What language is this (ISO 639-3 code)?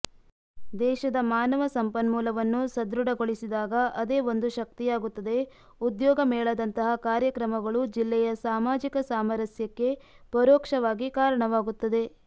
kan